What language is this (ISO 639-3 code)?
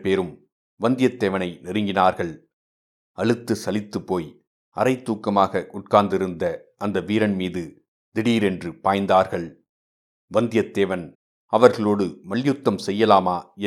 tam